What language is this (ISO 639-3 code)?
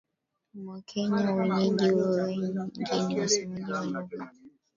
swa